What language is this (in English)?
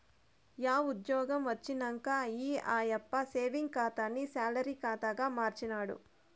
Telugu